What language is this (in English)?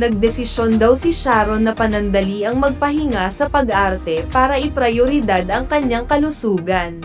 Filipino